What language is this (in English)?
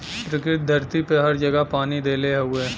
Bhojpuri